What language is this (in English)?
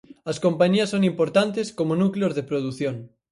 Galician